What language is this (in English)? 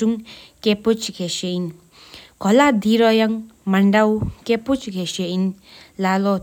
Sikkimese